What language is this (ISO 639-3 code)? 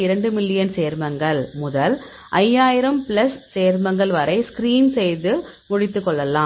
tam